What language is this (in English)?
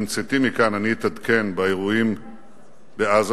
Hebrew